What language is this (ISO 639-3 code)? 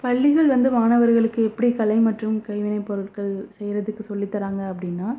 tam